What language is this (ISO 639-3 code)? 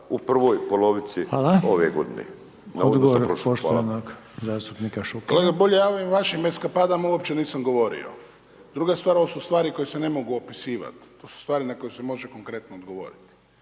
hrv